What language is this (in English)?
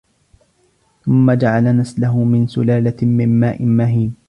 Arabic